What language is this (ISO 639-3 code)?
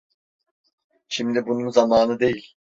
tur